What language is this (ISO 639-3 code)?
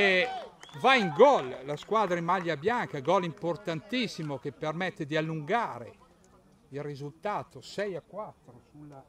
ita